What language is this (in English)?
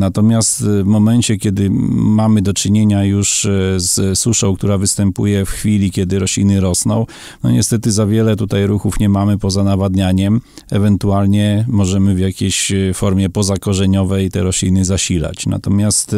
Polish